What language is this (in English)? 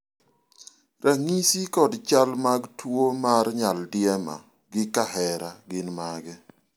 Luo (Kenya and Tanzania)